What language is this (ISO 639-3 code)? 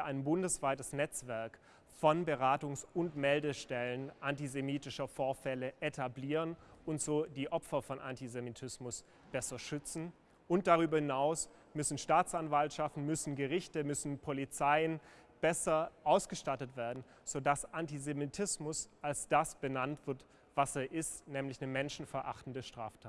deu